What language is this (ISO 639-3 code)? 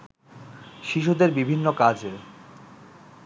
ben